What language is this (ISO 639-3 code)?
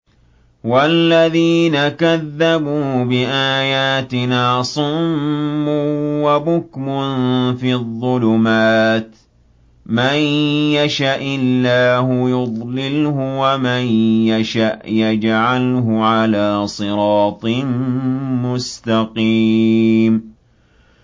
ara